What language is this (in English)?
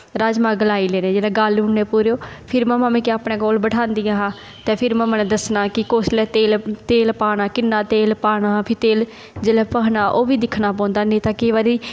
Dogri